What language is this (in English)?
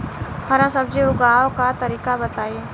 Bhojpuri